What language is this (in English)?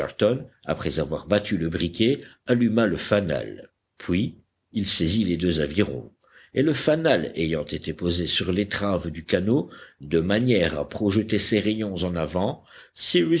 French